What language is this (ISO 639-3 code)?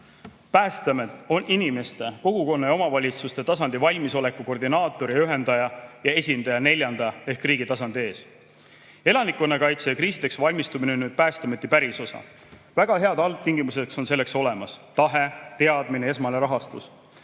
est